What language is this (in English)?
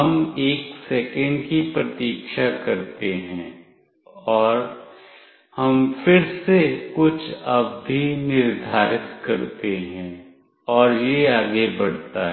Hindi